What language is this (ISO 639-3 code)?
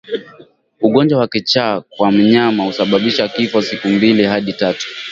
swa